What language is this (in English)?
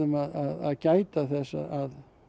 Icelandic